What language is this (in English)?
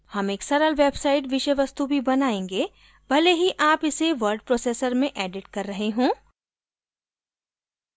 Hindi